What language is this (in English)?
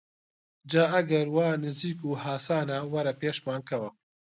Central Kurdish